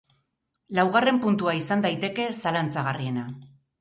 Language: Basque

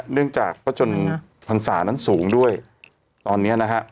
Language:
Thai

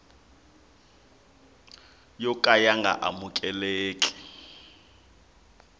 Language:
Tsonga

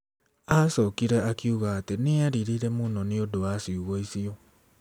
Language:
Kikuyu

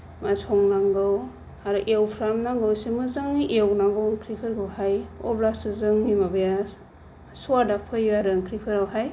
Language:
Bodo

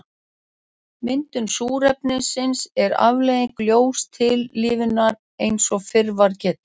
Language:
Icelandic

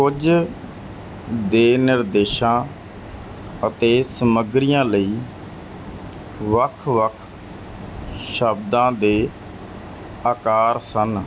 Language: Punjabi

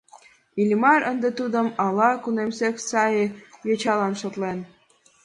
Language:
Mari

